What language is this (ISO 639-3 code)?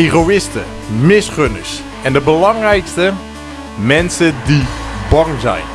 nld